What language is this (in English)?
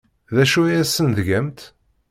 Kabyle